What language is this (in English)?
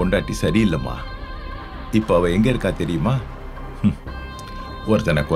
Tamil